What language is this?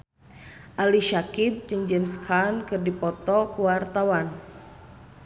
Sundanese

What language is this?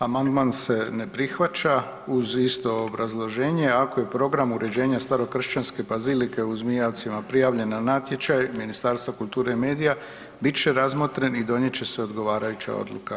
Croatian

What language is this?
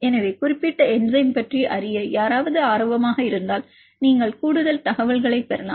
Tamil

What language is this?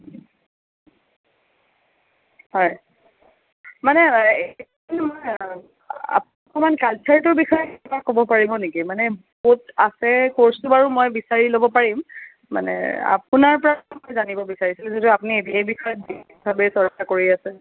Assamese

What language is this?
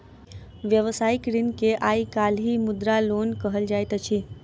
Maithili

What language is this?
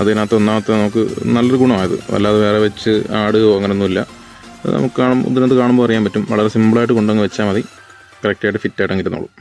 Malayalam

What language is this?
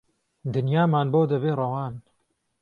Central Kurdish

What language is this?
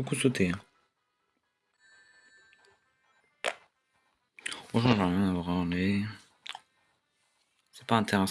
French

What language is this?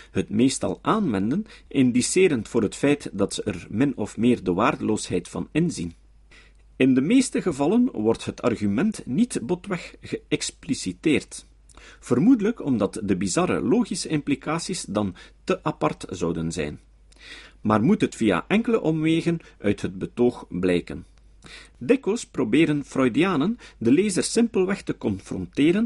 Dutch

